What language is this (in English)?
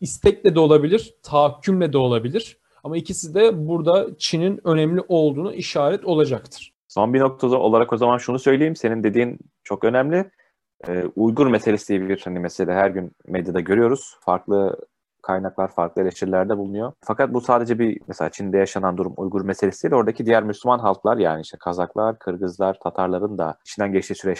Turkish